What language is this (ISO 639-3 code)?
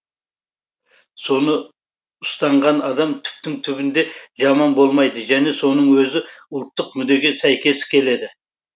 kaz